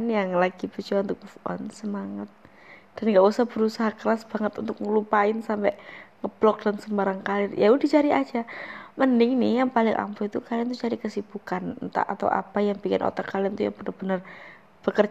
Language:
Indonesian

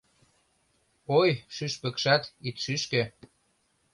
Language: Mari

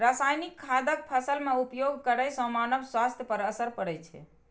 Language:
Maithili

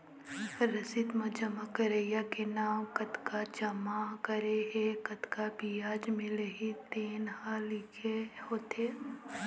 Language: Chhattisgarhi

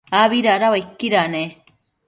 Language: Matsés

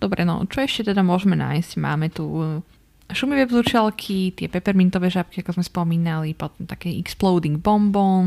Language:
Slovak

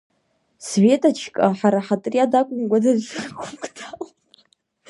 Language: Abkhazian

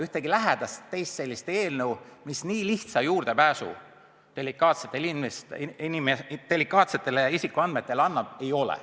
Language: Estonian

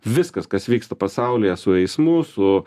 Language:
Lithuanian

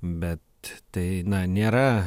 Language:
Lithuanian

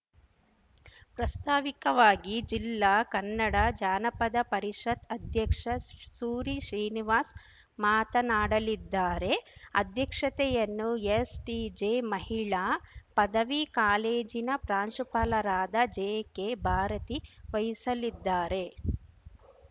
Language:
Kannada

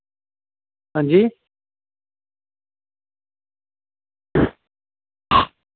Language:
Dogri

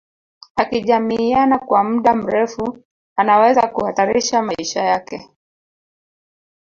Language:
Swahili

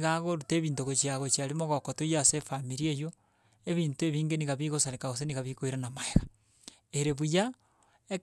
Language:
Gusii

